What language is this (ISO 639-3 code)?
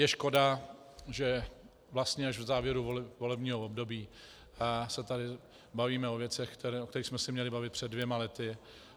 ces